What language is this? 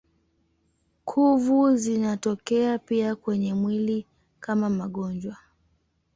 Swahili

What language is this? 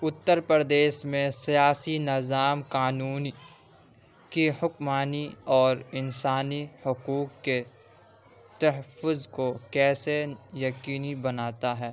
Urdu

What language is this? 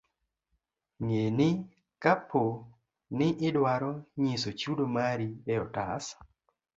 Luo (Kenya and Tanzania)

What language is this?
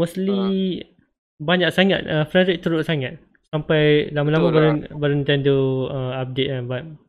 Malay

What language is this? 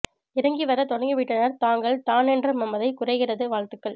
Tamil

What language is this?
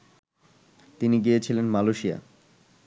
Bangla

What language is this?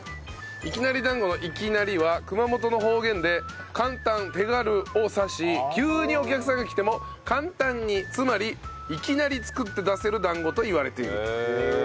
Japanese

